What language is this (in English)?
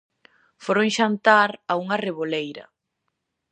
Galician